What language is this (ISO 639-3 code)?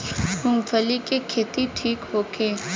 bho